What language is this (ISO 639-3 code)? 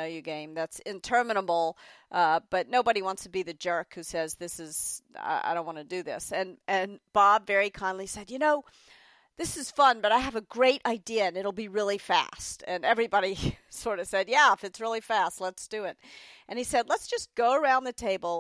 eng